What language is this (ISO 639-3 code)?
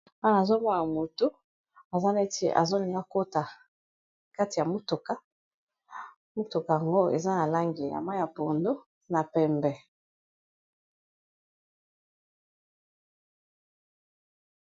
lin